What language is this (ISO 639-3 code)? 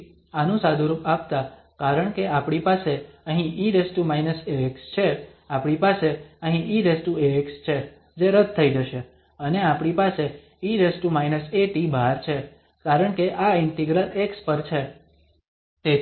guj